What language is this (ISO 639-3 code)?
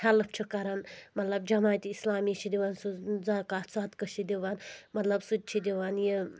kas